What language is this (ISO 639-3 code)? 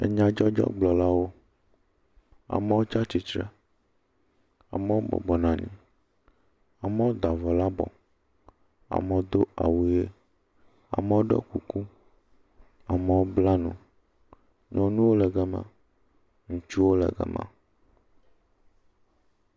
ewe